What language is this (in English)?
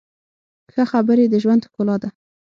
Pashto